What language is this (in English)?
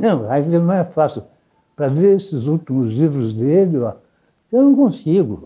Portuguese